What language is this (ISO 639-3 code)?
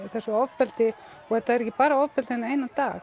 isl